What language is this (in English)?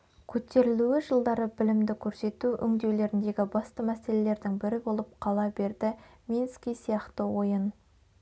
Kazakh